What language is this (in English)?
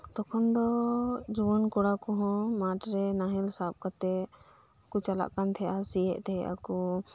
Santali